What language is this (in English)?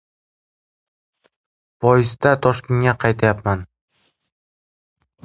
Uzbek